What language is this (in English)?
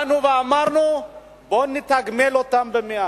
Hebrew